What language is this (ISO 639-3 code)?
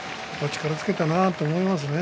jpn